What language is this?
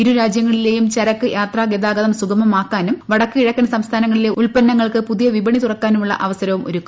Malayalam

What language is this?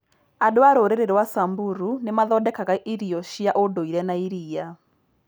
Kikuyu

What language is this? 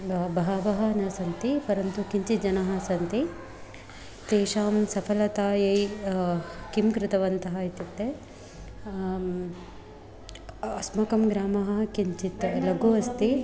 Sanskrit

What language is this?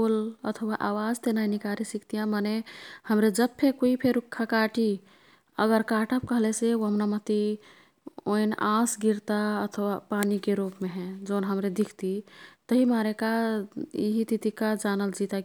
Kathoriya Tharu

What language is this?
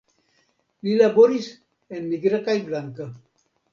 Esperanto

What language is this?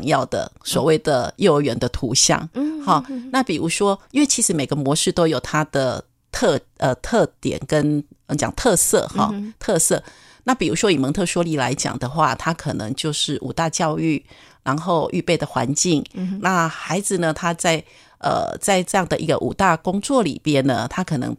Chinese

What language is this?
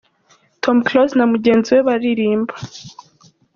Kinyarwanda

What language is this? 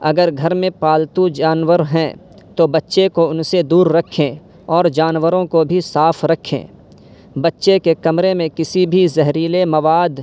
Urdu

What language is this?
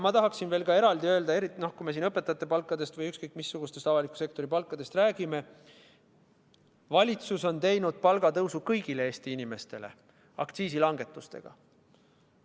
Estonian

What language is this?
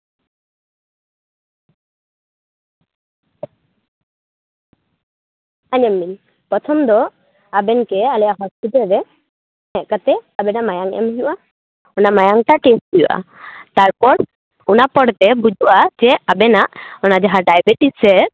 Santali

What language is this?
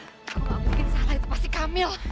Indonesian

